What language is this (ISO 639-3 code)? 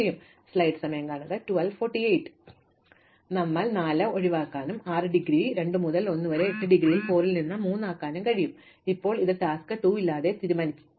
mal